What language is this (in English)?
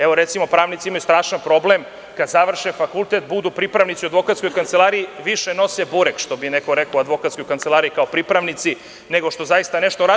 Serbian